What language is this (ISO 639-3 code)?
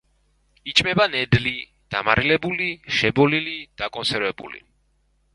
kat